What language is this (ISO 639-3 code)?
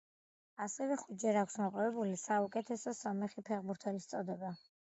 kat